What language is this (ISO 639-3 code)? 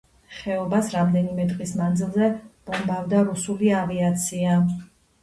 kat